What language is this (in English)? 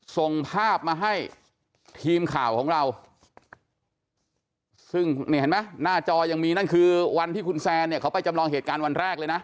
Thai